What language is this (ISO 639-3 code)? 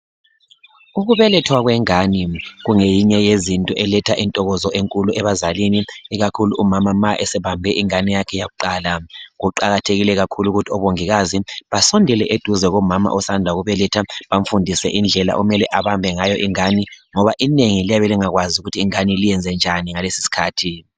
nde